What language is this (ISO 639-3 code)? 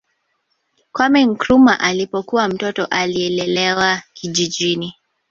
swa